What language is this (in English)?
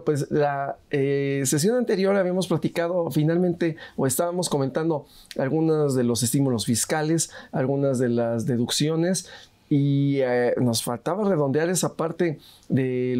Spanish